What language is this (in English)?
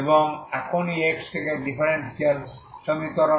Bangla